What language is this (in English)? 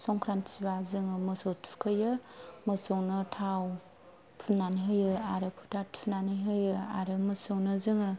Bodo